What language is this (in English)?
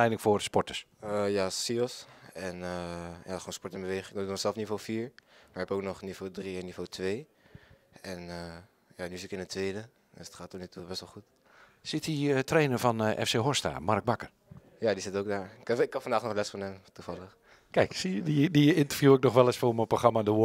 Dutch